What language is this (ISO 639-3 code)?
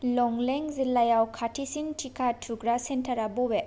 brx